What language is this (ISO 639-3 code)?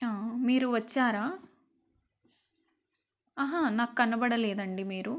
tel